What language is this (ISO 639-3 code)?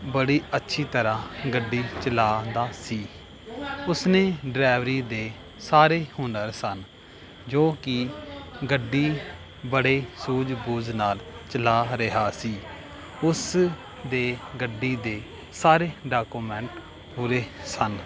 pan